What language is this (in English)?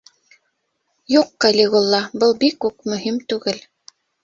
Bashkir